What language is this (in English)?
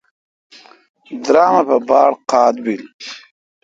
Kalkoti